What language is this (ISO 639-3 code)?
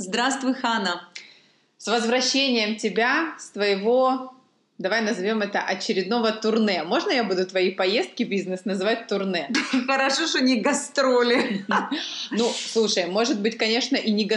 rus